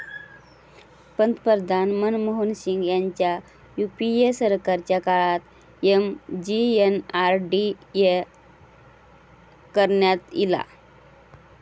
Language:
Marathi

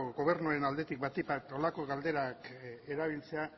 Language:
Basque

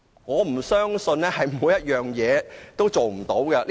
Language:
Cantonese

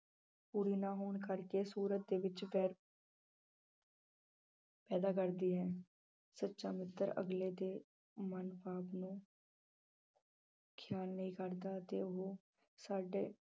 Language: Punjabi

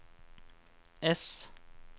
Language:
Norwegian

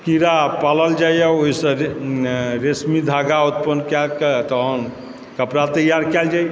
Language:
Maithili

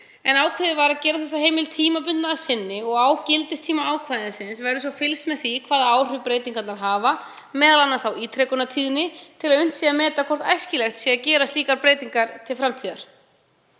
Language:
Icelandic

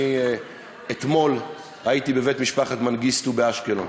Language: Hebrew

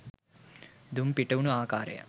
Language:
Sinhala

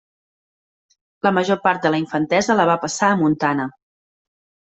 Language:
Catalan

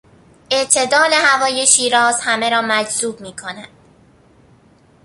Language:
Persian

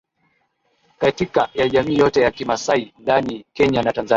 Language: Swahili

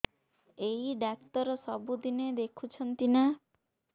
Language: Odia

